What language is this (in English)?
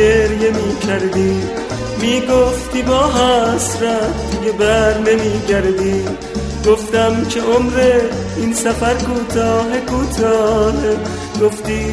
Persian